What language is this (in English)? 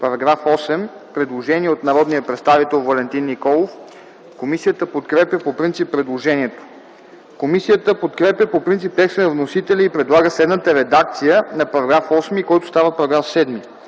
Bulgarian